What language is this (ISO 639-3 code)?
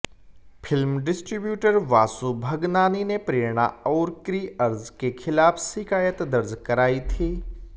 hin